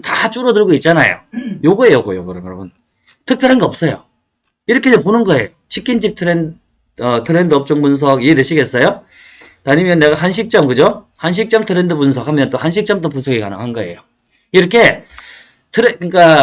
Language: Korean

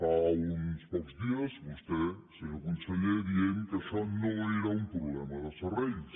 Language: Catalan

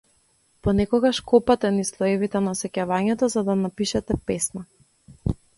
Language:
Macedonian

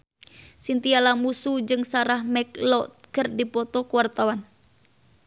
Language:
Sundanese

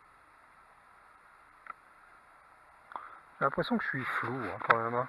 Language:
French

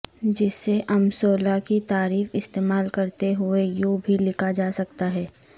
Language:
Urdu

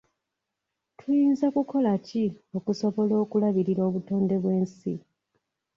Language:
Ganda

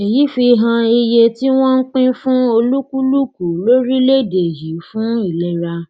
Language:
Yoruba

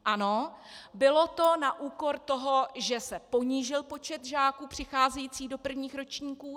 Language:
Czech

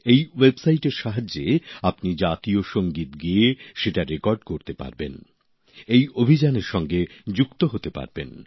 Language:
Bangla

